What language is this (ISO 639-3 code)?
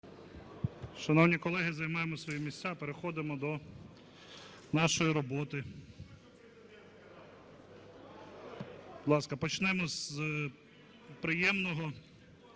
ukr